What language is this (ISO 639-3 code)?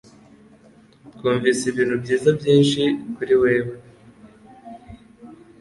kin